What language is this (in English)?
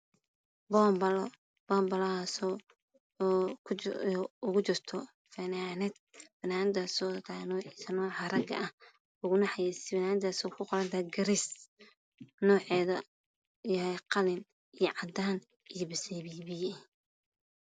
Somali